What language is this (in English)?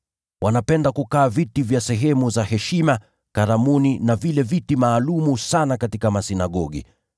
Swahili